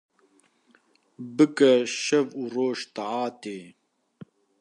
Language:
Kurdish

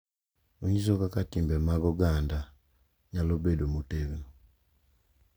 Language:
Luo (Kenya and Tanzania)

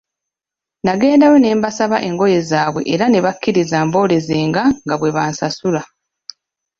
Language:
Ganda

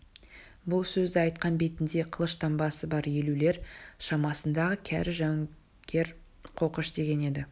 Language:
Kazakh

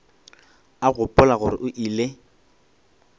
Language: Northern Sotho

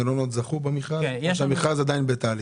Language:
Hebrew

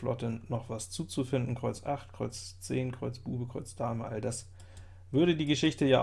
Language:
German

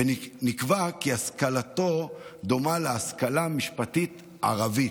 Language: Hebrew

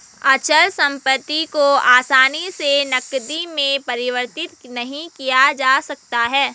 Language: Hindi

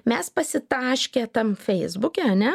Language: Lithuanian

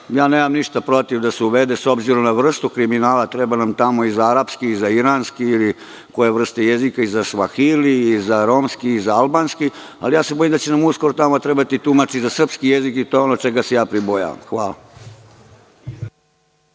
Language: Serbian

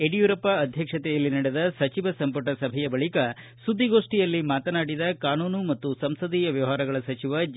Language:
Kannada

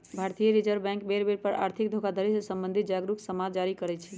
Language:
Magahi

